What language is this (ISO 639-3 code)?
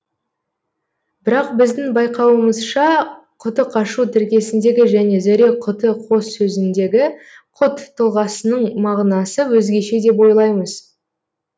kaz